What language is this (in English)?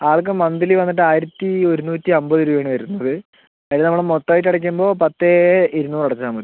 Malayalam